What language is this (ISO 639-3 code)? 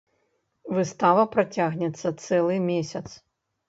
bel